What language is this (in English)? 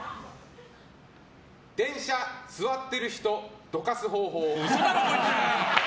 Japanese